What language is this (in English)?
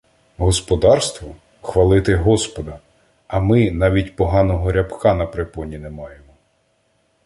Ukrainian